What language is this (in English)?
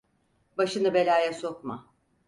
Turkish